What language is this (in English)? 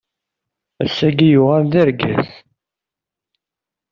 Kabyle